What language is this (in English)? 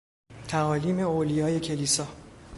Persian